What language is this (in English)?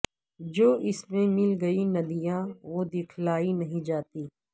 Urdu